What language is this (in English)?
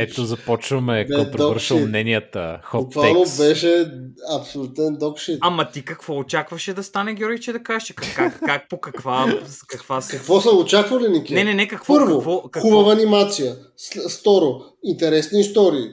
Bulgarian